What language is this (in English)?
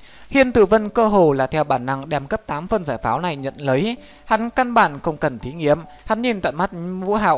Vietnamese